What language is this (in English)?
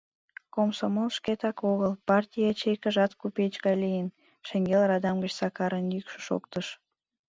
Mari